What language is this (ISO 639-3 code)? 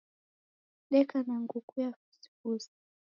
dav